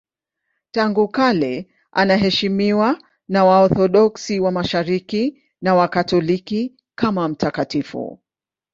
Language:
Swahili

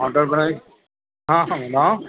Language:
Urdu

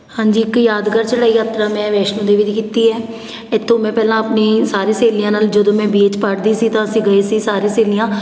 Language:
Punjabi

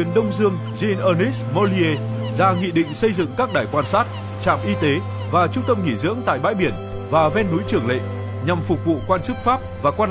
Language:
Vietnamese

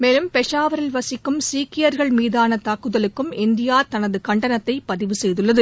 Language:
Tamil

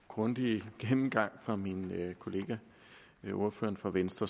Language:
Danish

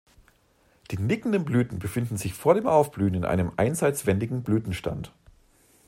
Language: German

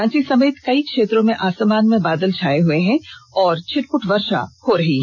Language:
Hindi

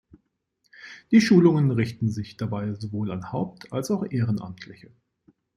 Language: German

